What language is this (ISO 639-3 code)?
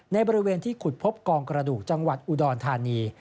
tha